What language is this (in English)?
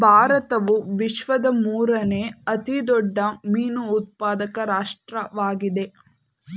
Kannada